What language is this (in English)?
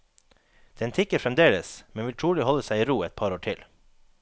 Norwegian